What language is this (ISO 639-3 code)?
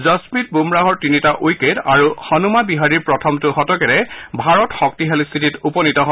asm